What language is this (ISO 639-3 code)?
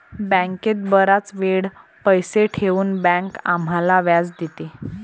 mar